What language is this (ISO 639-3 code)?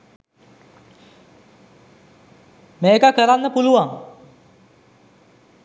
sin